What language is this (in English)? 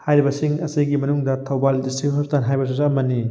Manipuri